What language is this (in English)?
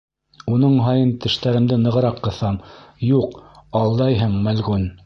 Bashkir